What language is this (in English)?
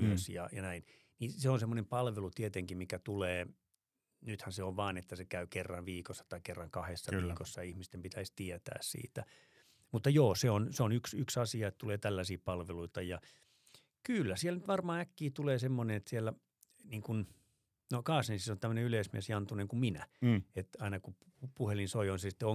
Finnish